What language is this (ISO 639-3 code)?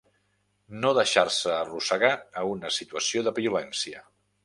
cat